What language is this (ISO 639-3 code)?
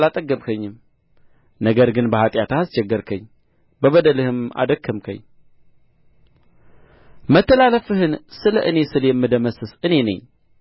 amh